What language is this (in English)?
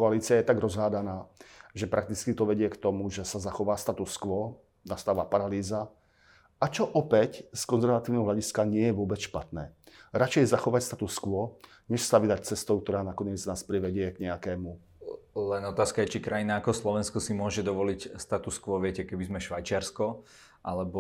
Slovak